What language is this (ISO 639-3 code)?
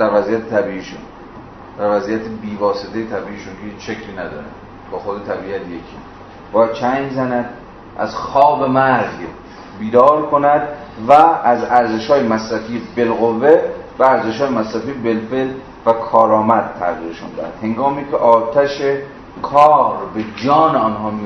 fas